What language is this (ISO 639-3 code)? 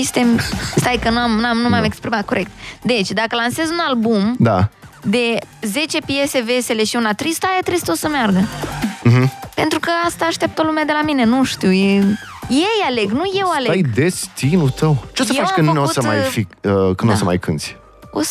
ron